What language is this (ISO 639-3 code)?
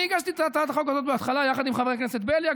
heb